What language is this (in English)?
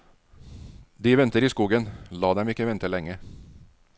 Norwegian